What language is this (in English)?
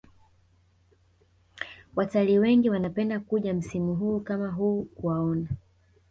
Swahili